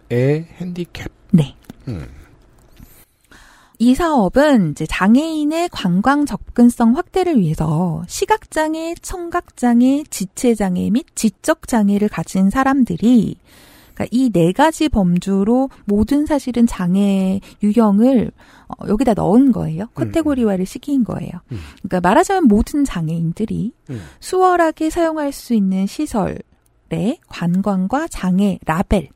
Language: Korean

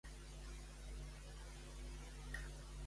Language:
Catalan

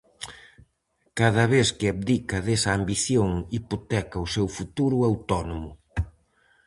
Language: Galician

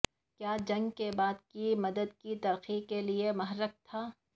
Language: Urdu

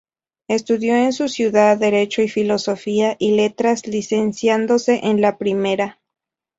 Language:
Spanish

